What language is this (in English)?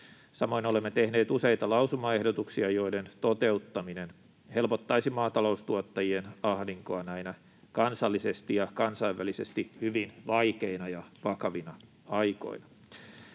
Finnish